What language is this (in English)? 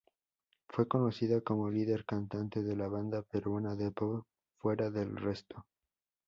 Spanish